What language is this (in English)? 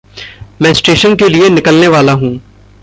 Hindi